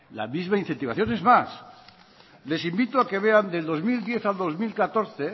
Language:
Spanish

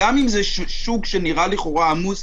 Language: Hebrew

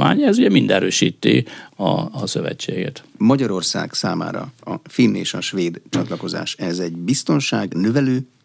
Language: Hungarian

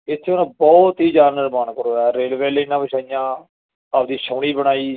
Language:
Punjabi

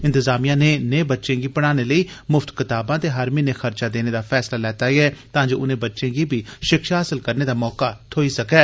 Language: Dogri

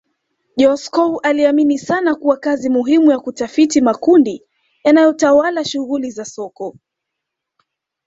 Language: Swahili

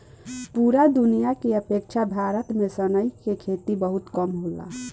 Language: Bhojpuri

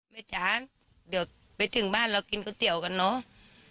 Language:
Thai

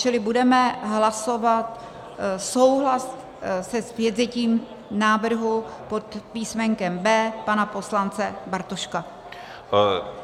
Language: Czech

